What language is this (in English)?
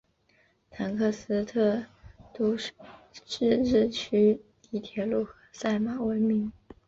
Chinese